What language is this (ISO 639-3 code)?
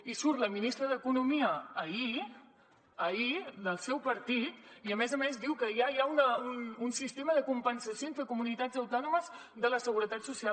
cat